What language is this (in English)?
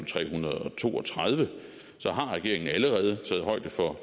Danish